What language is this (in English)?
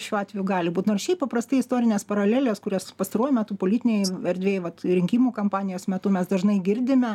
Lithuanian